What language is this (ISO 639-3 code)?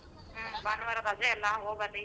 kan